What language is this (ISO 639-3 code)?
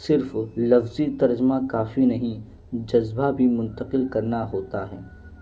urd